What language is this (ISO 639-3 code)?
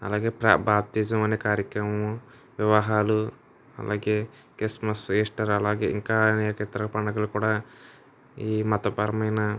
tel